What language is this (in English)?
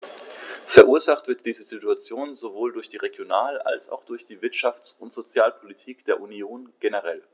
German